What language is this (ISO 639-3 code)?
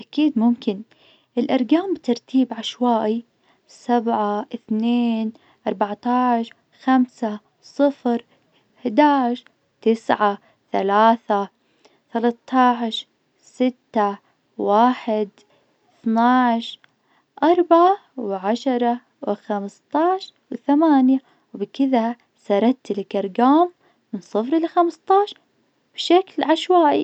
ars